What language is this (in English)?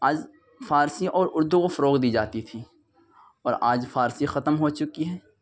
Urdu